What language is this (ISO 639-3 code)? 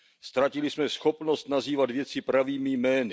ces